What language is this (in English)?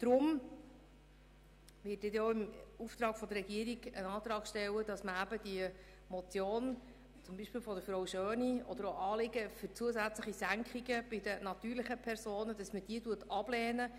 Swiss German